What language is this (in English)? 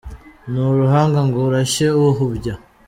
Kinyarwanda